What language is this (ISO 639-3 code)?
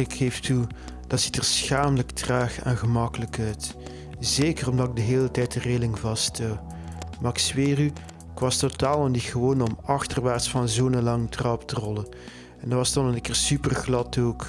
nld